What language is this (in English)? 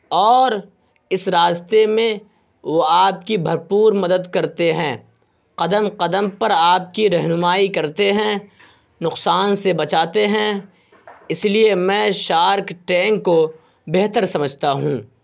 Urdu